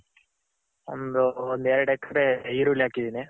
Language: Kannada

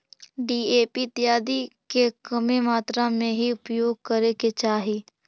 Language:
Magahi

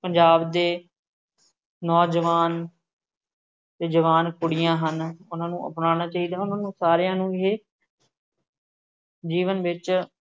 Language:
Punjabi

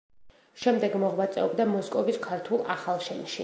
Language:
Georgian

